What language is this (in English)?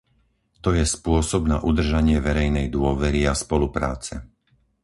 Slovak